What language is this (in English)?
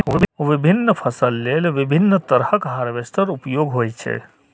Maithili